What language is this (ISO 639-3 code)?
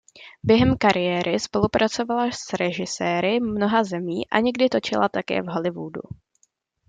ces